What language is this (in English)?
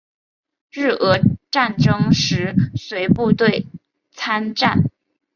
Chinese